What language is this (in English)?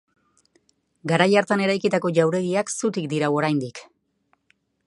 Basque